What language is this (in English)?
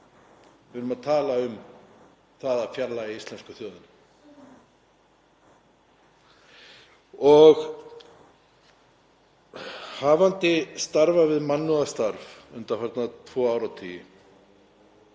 Icelandic